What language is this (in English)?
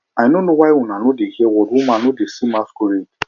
Nigerian Pidgin